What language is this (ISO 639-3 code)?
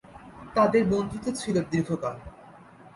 ben